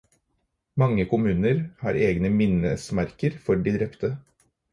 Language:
Norwegian Bokmål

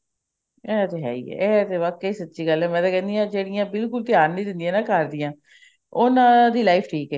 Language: Punjabi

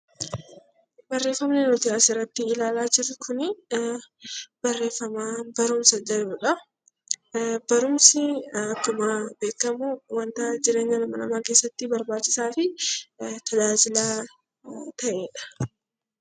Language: Oromo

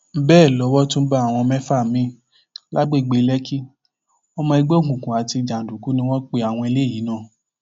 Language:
Yoruba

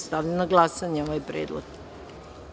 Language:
Serbian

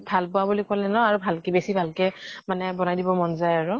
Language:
Assamese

